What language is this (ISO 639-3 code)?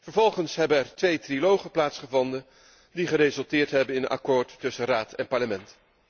nld